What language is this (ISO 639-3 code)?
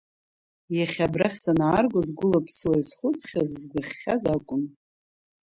abk